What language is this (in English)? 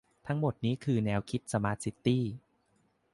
Thai